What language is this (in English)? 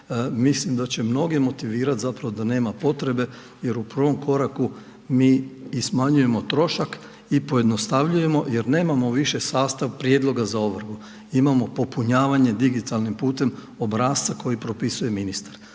Croatian